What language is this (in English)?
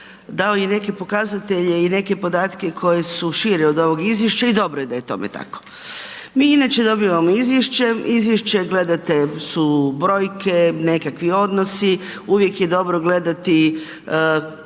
Croatian